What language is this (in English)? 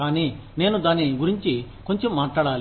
Telugu